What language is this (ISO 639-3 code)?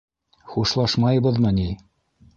bak